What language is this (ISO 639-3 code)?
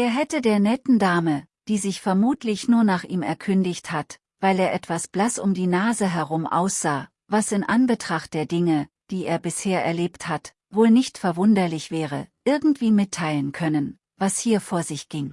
deu